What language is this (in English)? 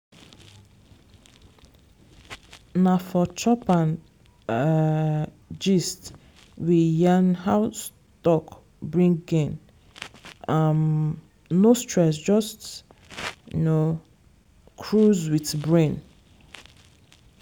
Nigerian Pidgin